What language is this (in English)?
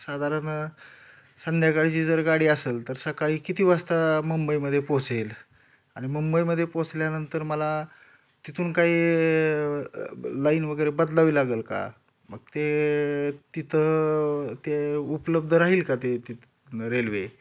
Marathi